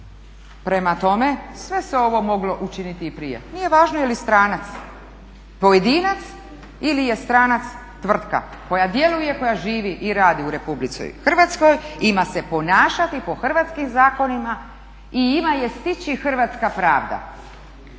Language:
Croatian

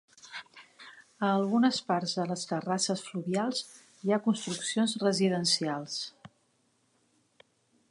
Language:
Catalan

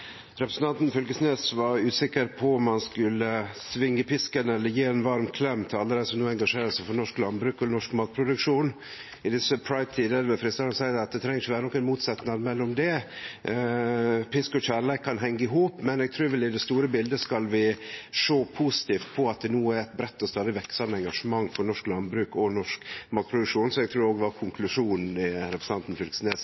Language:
Norwegian Nynorsk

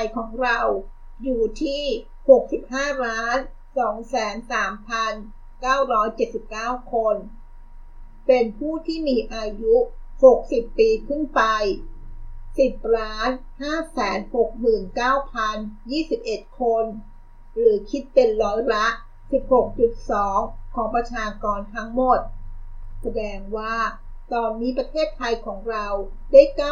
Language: Thai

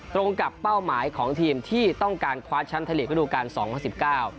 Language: Thai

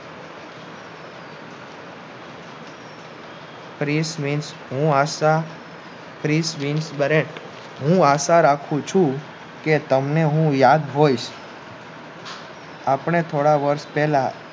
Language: Gujarati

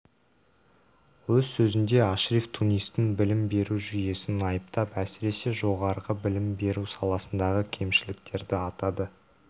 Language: Kazakh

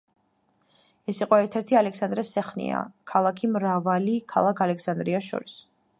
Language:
Georgian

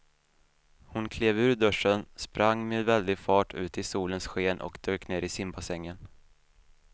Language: Swedish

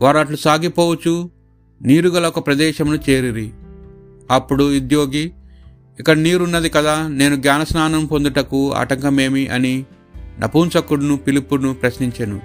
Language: Telugu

